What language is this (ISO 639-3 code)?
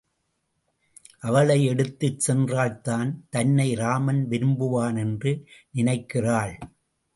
tam